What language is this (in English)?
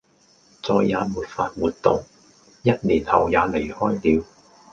Cantonese